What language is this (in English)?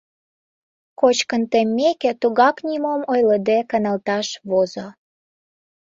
Mari